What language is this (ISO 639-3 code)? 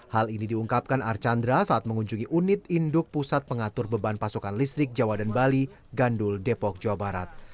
ind